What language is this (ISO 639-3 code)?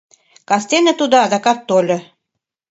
chm